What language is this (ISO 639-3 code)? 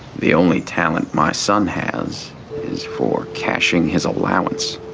eng